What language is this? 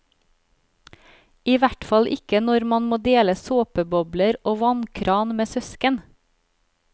Norwegian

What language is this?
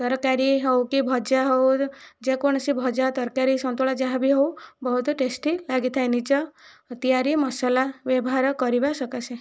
Odia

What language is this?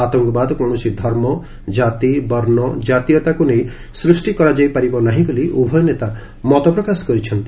Odia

